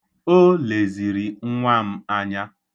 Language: Igbo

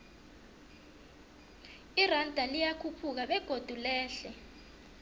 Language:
South Ndebele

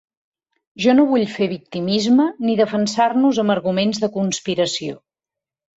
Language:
Catalan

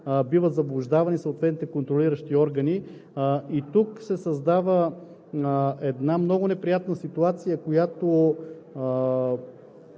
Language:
Bulgarian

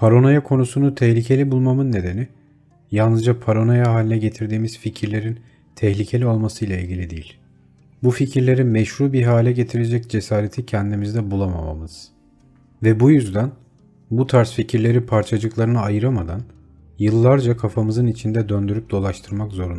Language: Turkish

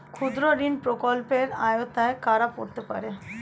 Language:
Bangla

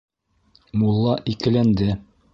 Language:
Bashkir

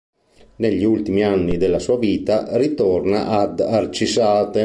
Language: Italian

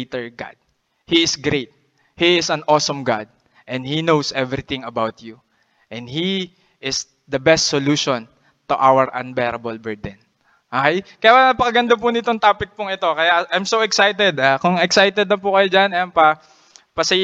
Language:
Filipino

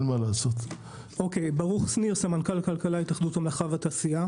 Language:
Hebrew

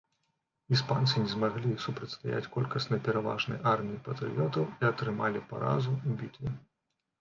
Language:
Belarusian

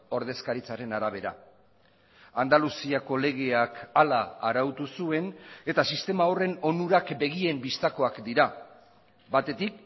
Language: Basque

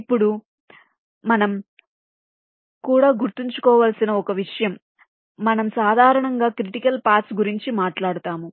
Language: Telugu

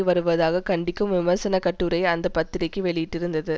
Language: Tamil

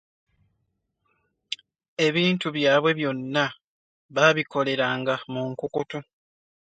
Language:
Ganda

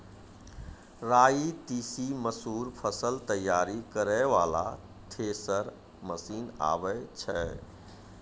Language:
Maithili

